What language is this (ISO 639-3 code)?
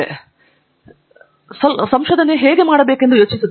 kan